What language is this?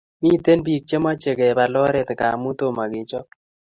Kalenjin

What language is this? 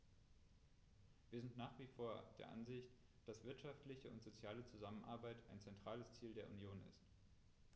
German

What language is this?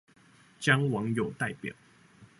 Chinese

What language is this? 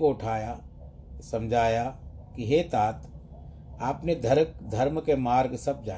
Hindi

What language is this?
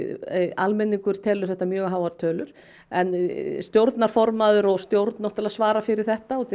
Icelandic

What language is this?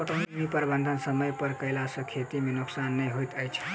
Maithili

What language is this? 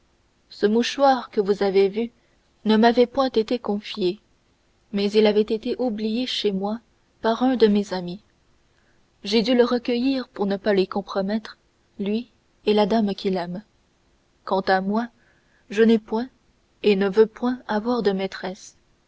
French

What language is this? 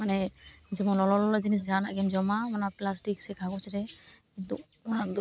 Santali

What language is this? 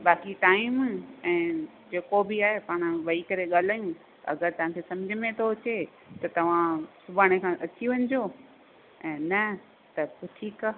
Sindhi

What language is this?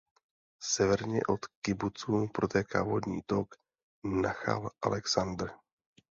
Czech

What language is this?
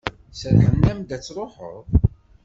Kabyle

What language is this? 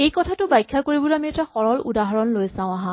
Assamese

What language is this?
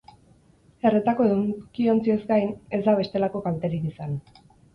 Basque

